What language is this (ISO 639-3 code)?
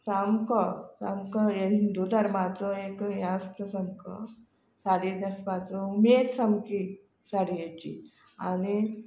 kok